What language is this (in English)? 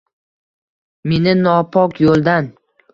Uzbek